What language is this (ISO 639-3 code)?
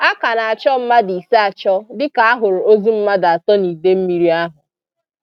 ibo